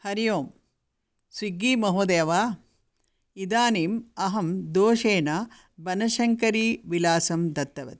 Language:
Sanskrit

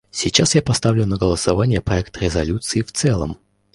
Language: Russian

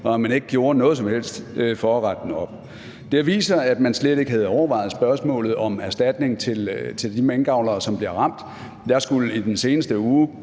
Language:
Danish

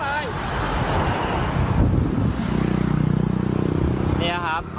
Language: Thai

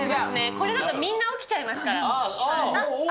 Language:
Japanese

